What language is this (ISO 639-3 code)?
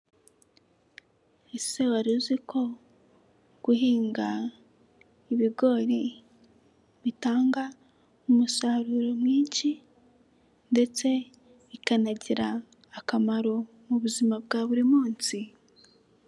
kin